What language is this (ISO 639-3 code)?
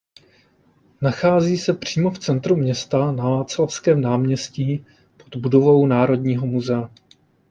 ces